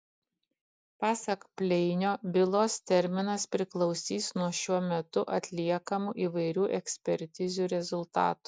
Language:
Lithuanian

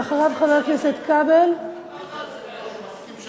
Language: Hebrew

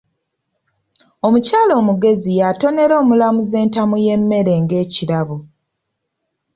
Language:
Ganda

